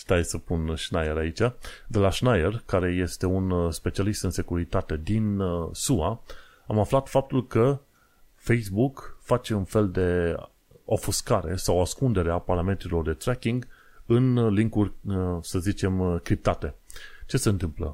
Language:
Romanian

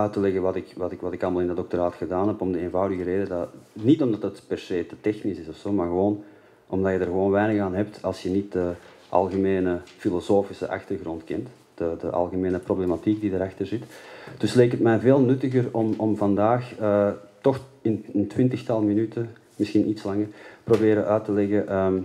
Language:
Dutch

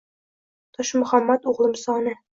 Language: Uzbek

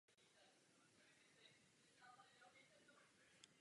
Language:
Czech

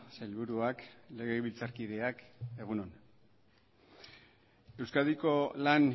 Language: Basque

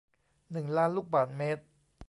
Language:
Thai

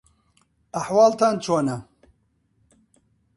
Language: Central Kurdish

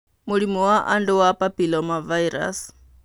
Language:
Kikuyu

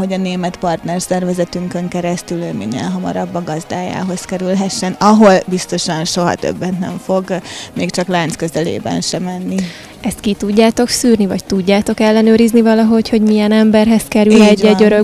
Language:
Hungarian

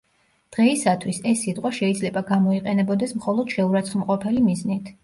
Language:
Georgian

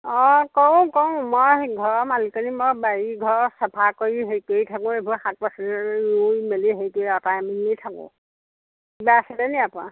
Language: Assamese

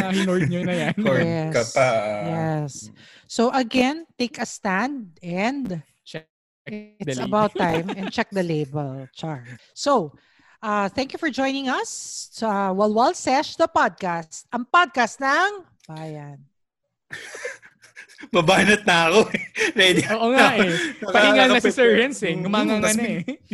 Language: Filipino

